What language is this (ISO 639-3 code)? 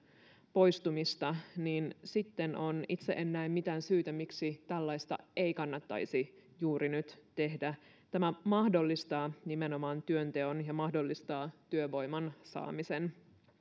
fin